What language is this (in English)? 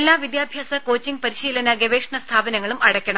Malayalam